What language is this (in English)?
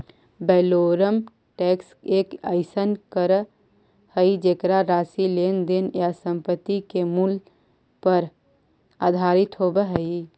Magahi